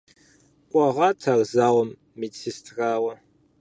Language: Kabardian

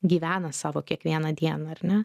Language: Lithuanian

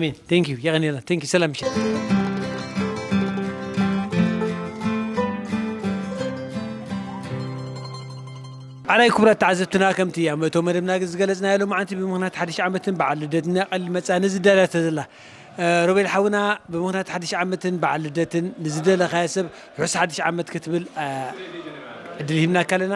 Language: Arabic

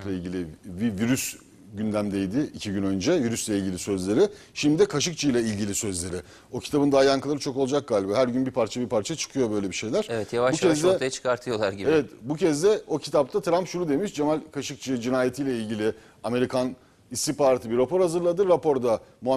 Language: Turkish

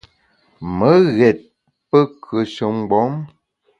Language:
Bamun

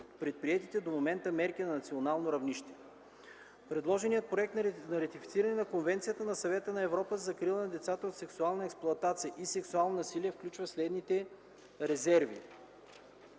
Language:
Bulgarian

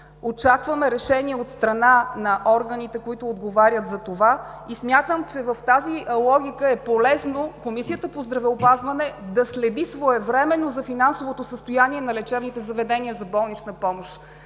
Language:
Bulgarian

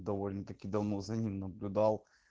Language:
Russian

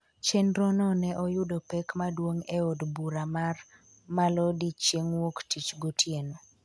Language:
Luo (Kenya and Tanzania)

